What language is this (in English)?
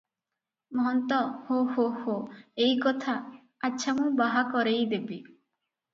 Odia